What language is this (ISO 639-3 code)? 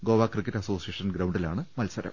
mal